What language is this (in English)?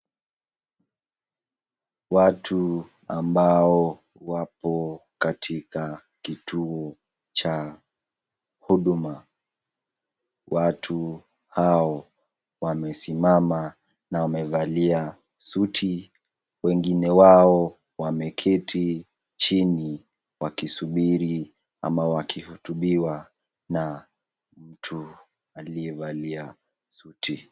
Swahili